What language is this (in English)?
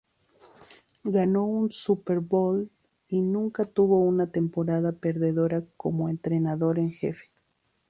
Spanish